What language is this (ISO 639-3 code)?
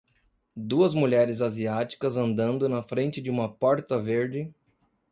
por